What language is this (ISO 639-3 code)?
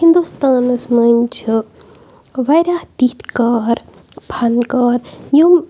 kas